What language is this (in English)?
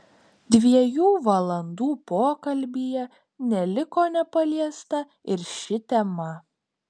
Lithuanian